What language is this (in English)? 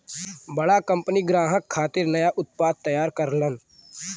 Bhojpuri